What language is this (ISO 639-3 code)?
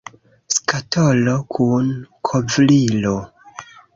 epo